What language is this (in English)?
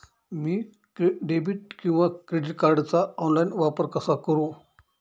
Marathi